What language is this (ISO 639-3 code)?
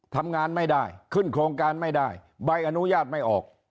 tha